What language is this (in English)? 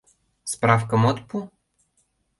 Mari